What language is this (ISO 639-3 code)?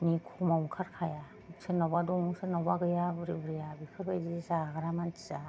brx